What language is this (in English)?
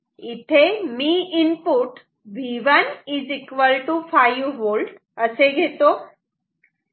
Marathi